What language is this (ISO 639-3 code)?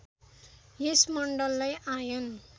nep